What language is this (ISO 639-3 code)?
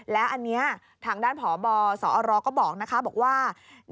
tha